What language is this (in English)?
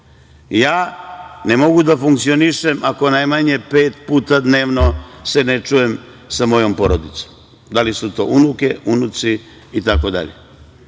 Serbian